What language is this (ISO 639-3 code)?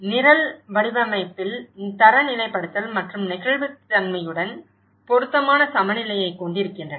tam